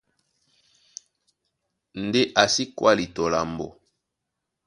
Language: Duala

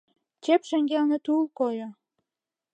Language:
Mari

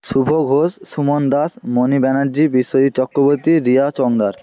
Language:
Bangla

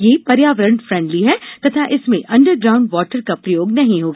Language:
Hindi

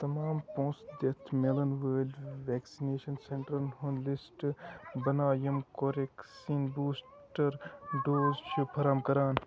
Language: Kashmiri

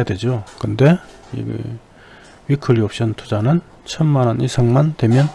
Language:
Korean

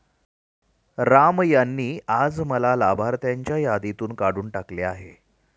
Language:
Marathi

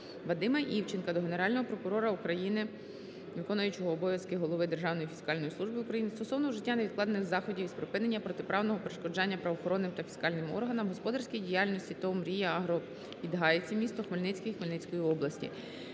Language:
Ukrainian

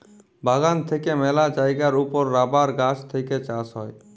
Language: Bangla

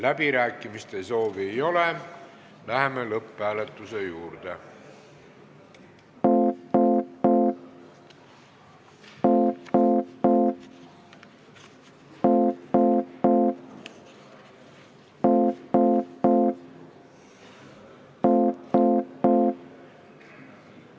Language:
Estonian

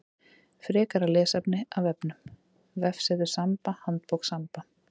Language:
Icelandic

